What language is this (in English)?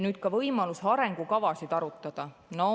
Estonian